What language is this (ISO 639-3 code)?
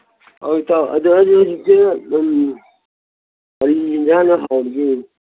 mni